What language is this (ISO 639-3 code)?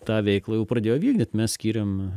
lit